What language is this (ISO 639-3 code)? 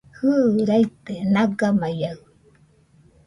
hux